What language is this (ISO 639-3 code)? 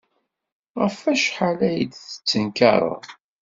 kab